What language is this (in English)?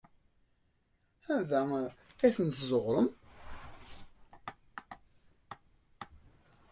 Kabyle